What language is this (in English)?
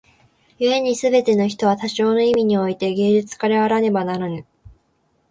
Japanese